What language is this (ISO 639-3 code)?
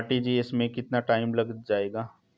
hin